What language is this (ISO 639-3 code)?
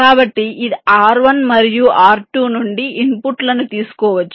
tel